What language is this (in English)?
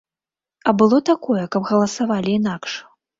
Belarusian